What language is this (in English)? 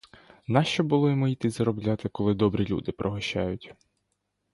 Ukrainian